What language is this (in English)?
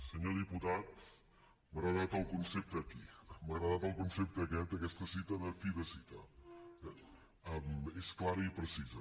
Catalan